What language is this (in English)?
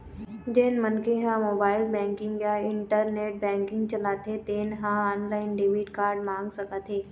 Chhattisgarhi